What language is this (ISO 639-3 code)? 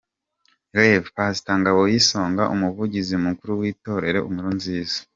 kin